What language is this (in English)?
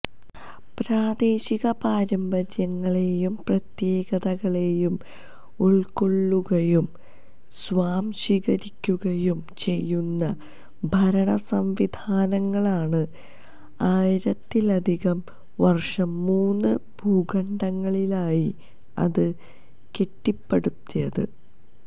Malayalam